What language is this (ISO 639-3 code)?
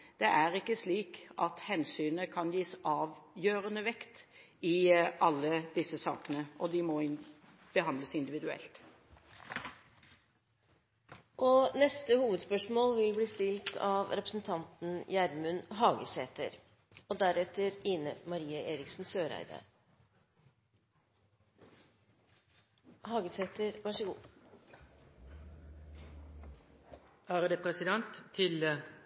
nor